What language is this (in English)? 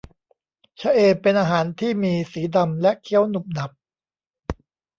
Thai